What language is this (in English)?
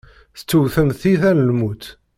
Kabyle